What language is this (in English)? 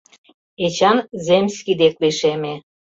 Mari